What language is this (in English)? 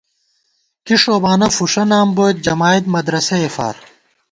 Gawar-Bati